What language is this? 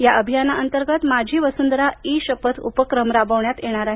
Marathi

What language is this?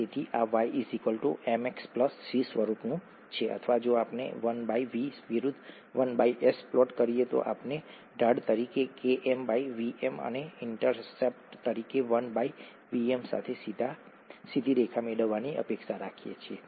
Gujarati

